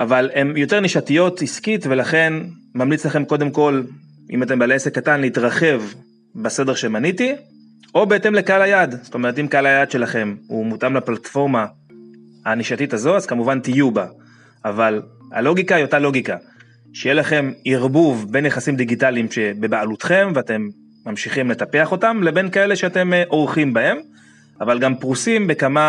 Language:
Hebrew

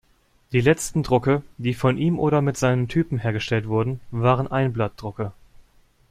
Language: German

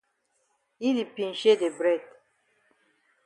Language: Cameroon Pidgin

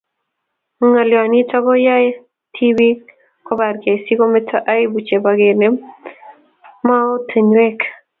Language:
Kalenjin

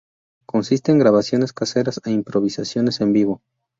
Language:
Spanish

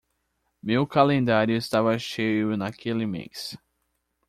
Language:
Portuguese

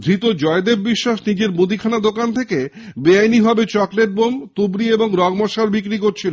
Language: Bangla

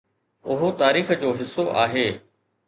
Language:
Sindhi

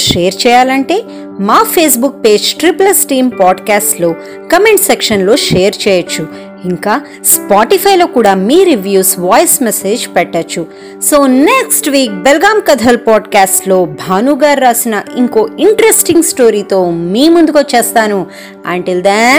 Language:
Telugu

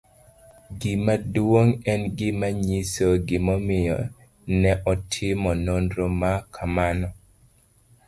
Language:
Luo (Kenya and Tanzania)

